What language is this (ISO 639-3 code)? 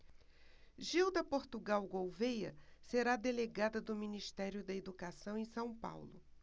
por